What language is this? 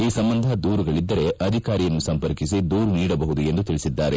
Kannada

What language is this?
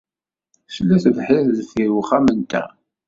Kabyle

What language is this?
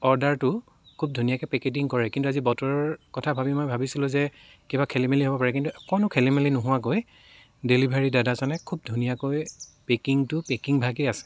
Assamese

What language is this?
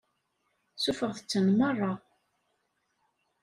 Kabyle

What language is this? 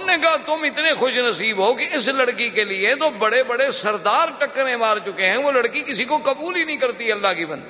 Urdu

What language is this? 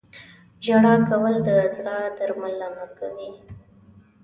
Pashto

